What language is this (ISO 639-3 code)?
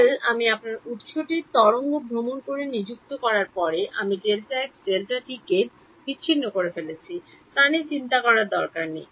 ben